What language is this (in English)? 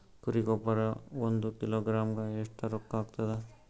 Kannada